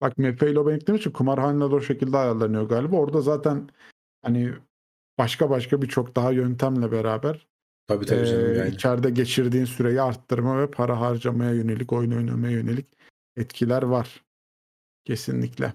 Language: Turkish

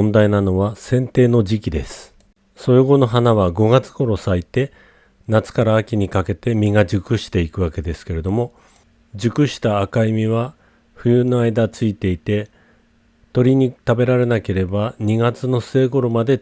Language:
Japanese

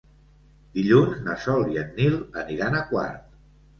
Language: Catalan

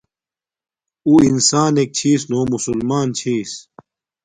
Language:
Domaaki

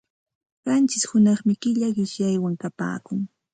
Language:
Santa Ana de Tusi Pasco Quechua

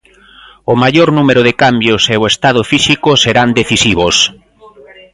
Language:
Galician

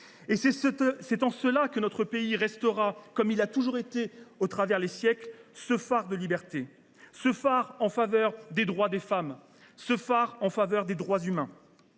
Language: French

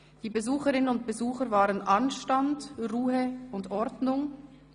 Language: Swiss German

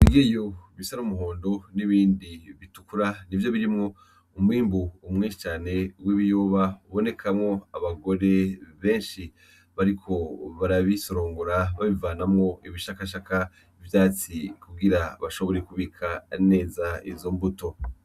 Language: Rundi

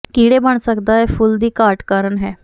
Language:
Punjabi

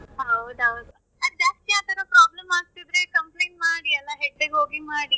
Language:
Kannada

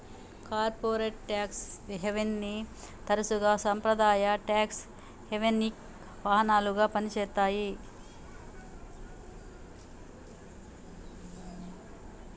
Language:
Telugu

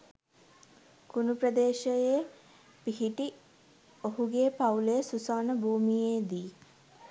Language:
Sinhala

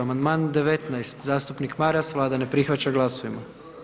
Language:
Croatian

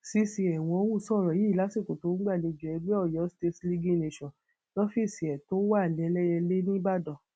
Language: Yoruba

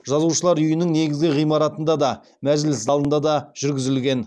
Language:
Kazakh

